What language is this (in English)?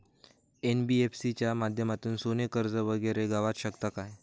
Marathi